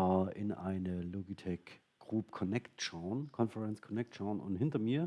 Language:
German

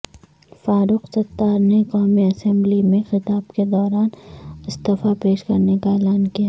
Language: Urdu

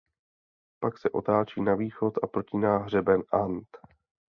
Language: Czech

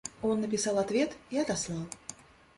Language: Russian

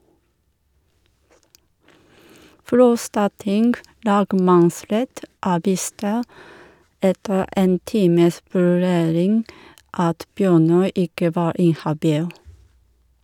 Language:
Norwegian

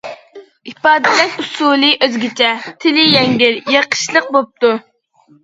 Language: Uyghur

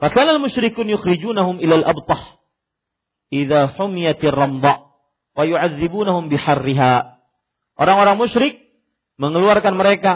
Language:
Malay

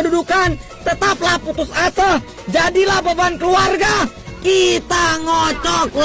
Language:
Indonesian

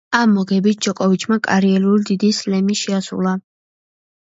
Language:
Georgian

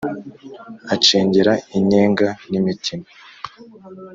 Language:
Kinyarwanda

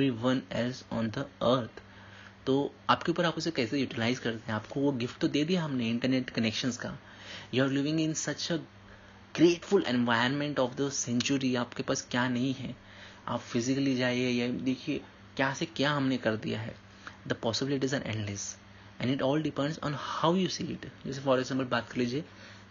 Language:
Hindi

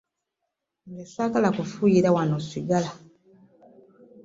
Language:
Ganda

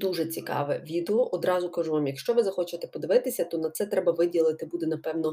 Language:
Ukrainian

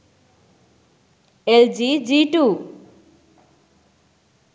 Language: Sinhala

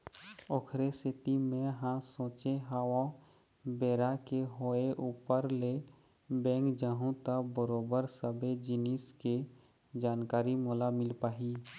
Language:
Chhattisgarhi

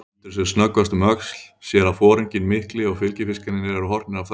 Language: Icelandic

